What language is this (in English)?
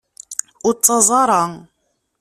Kabyle